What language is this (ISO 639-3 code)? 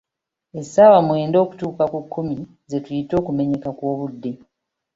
lug